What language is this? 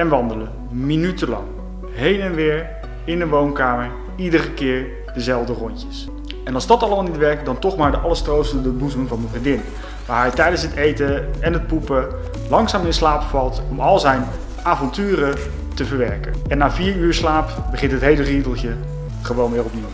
Dutch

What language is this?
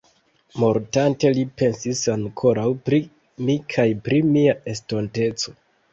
Esperanto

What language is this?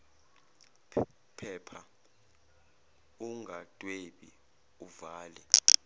Zulu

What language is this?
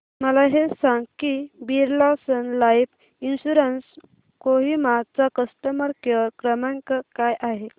Marathi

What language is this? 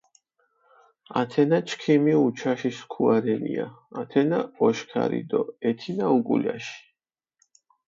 Mingrelian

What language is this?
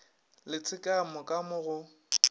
Northern Sotho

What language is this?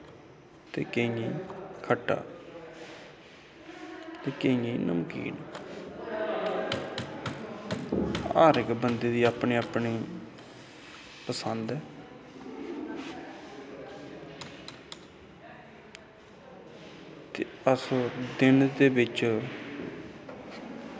Dogri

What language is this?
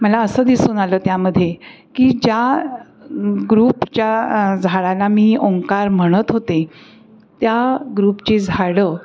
Marathi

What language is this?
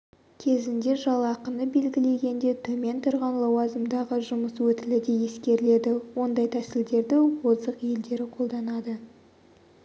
Kazakh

